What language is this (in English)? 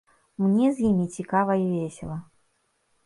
Belarusian